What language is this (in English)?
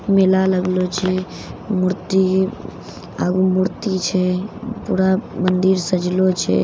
Maithili